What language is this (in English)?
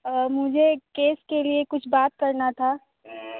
Hindi